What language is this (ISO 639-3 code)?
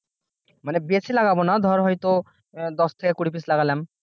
ben